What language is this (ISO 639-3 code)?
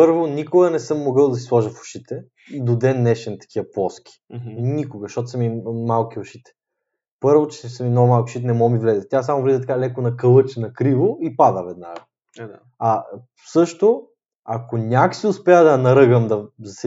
bul